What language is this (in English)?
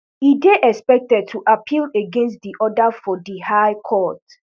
Nigerian Pidgin